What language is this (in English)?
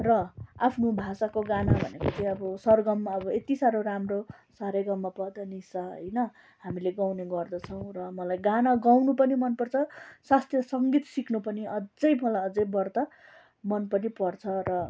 Nepali